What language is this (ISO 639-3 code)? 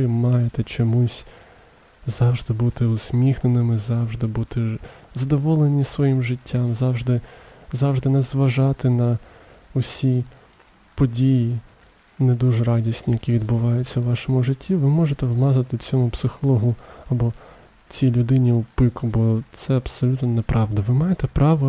ukr